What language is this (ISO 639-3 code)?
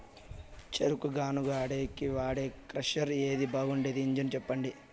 tel